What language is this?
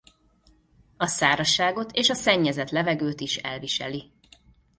Hungarian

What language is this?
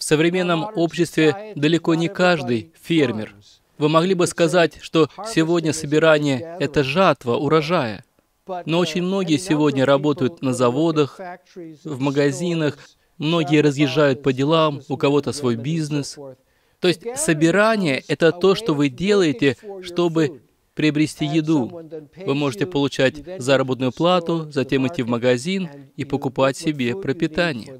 Russian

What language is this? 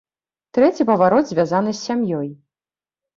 Belarusian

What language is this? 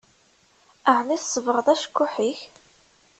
Kabyle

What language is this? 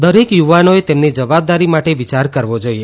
Gujarati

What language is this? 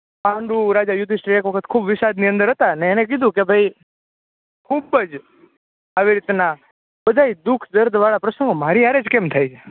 Gujarati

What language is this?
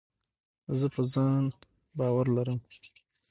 Pashto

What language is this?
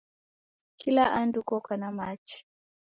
Taita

